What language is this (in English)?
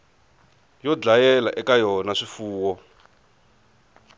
Tsonga